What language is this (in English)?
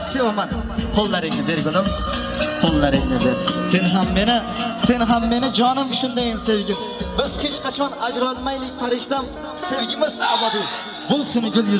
Turkish